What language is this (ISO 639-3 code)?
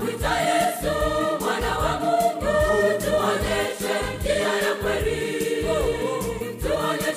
swa